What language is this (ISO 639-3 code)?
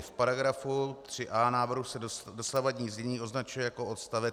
ces